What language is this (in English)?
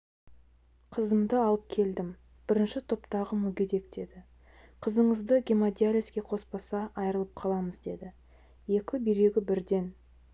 Kazakh